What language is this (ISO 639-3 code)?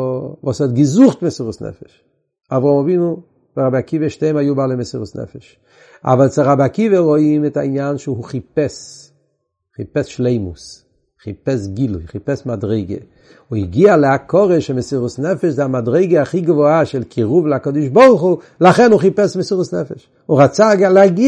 heb